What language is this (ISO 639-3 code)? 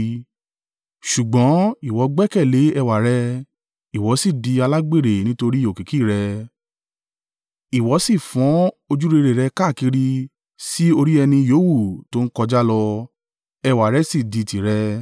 yor